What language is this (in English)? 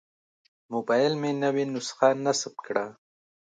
Pashto